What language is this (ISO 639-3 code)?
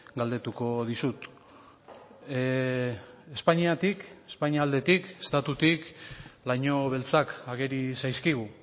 eus